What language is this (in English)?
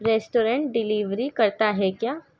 Urdu